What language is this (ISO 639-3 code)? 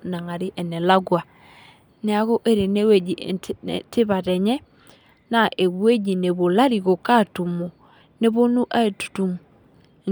mas